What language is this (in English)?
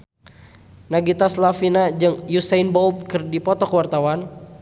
Sundanese